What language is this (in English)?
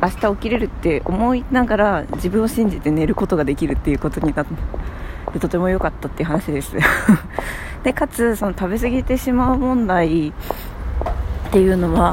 Japanese